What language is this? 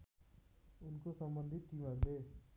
Nepali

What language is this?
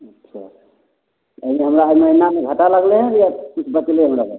Maithili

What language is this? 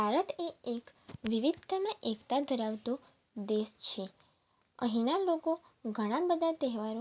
Gujarati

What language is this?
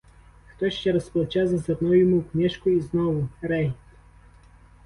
Ukrainian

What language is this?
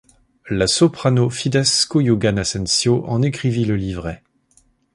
French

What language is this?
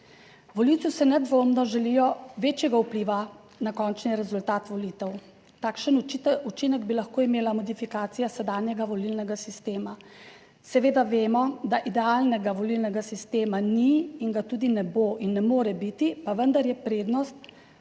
Slovenian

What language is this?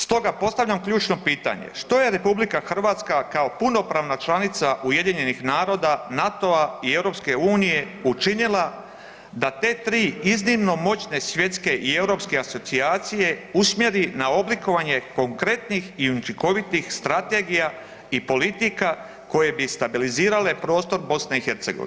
Croatian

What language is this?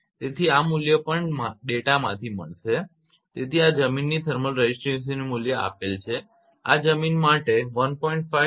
Gujarati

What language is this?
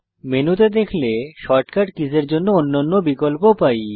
Bangla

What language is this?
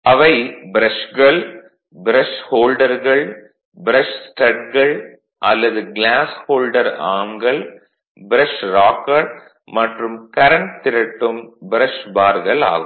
Tamil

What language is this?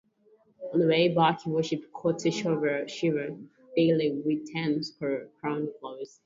English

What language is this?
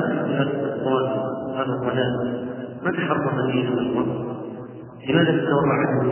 Arabic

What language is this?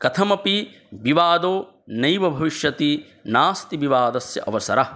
Sanskrit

